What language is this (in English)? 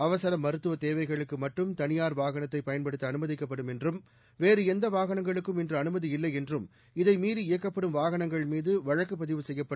Tamil